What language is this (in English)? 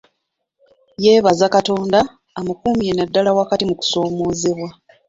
Ganda